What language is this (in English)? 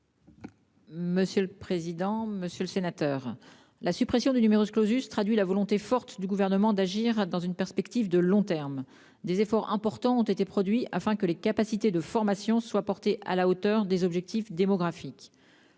French